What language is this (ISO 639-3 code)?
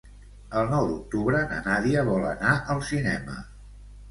cat